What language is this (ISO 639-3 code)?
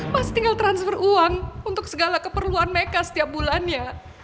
ind